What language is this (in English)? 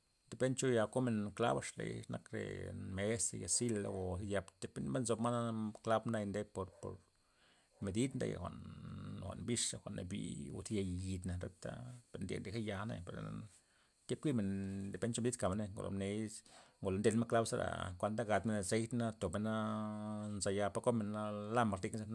Loxicha Zapotec